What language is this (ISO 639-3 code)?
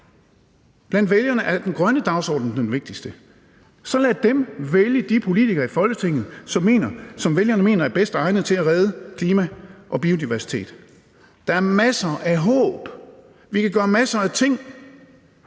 dan